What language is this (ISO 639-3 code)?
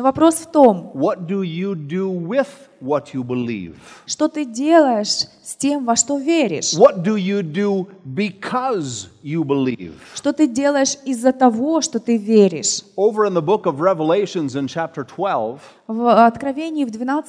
rus